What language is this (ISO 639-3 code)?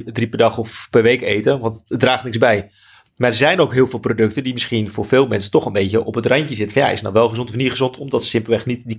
nld